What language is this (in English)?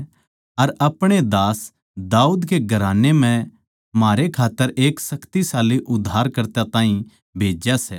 Haryanvi